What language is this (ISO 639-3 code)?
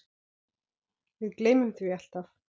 isl